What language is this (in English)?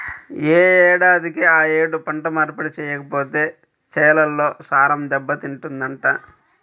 Telugu